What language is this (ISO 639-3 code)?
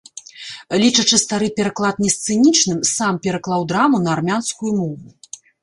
bel